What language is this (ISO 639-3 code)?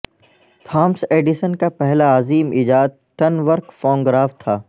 urd